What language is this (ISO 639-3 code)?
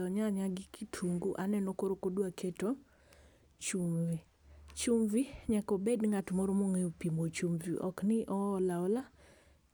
luo